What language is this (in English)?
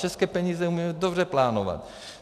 Czech